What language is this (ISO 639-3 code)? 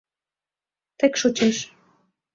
chm